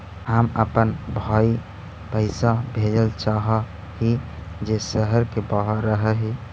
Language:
Magahi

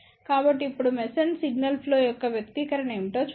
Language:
Telugu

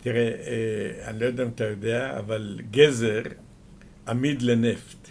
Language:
Hebrew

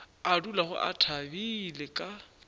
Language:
Northern Sotho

